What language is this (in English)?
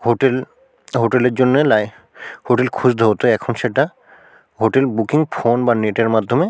Bangla